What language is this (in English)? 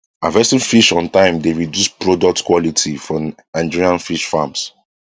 Nigerian Pidgin